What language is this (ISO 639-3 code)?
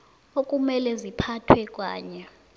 nbl